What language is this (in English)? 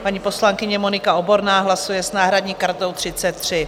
Czech